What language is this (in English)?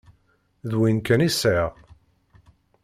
Kabyle